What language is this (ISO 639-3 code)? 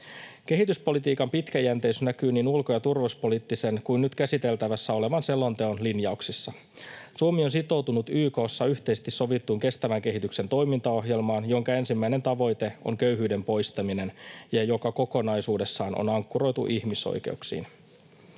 fin